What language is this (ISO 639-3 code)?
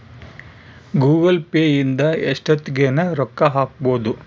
kan